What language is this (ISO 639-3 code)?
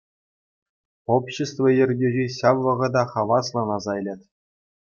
chv